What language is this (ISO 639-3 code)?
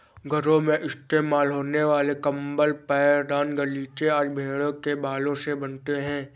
hin